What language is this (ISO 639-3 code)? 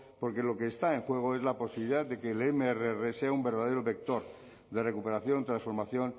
spa